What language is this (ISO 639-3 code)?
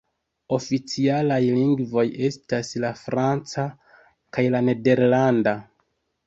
epo